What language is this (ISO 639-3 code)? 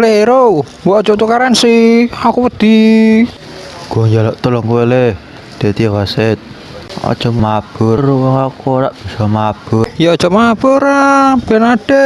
ind